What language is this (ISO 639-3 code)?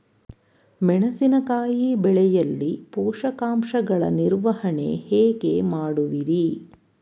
kan